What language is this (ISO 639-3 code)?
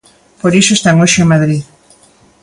glg